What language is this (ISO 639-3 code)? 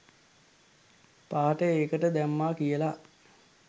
sin